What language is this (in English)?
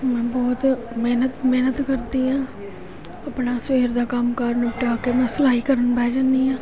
Punjabi